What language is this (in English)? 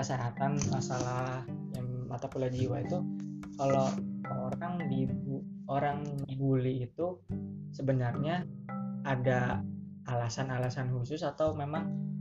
Indonesian